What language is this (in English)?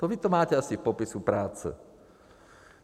Czech